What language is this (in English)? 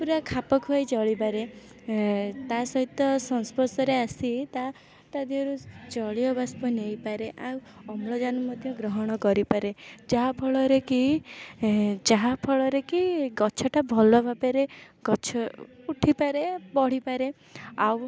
Odia